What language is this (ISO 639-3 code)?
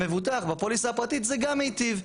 heb